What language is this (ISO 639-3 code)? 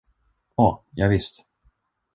swe